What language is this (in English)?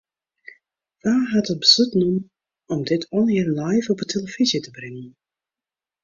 Western Frisian